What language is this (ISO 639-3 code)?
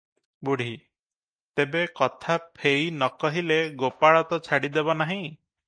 ori